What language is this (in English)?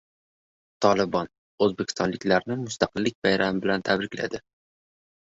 Uzbek